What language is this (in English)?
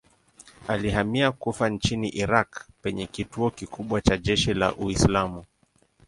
Swahili